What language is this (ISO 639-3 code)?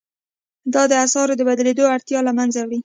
pus